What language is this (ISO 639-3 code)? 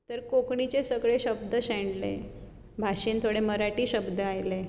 kok